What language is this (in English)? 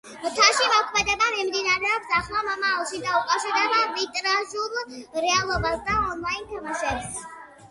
Georgian